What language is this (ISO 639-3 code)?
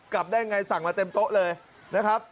tha